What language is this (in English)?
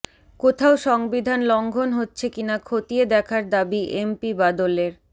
Bangla